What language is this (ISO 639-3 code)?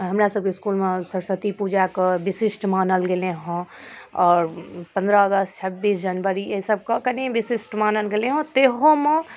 mai